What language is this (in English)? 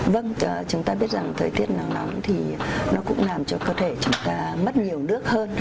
Vietnamese